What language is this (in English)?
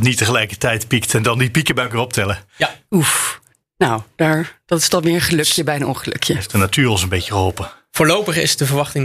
Dutch